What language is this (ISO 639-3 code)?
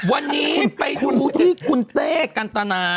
tha